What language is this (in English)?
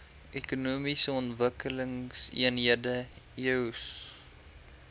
Afrikaans